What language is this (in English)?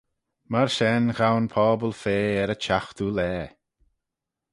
Manx